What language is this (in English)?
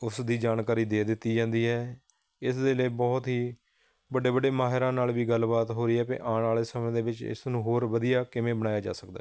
Punjabi